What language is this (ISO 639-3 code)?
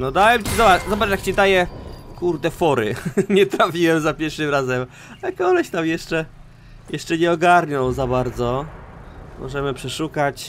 pol